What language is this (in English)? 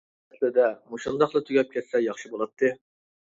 Uyghur